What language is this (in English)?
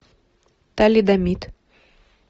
Russian